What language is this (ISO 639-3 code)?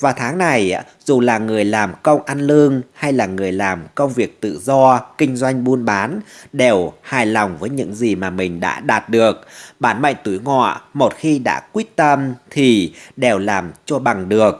vie